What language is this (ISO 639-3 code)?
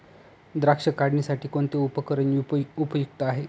mar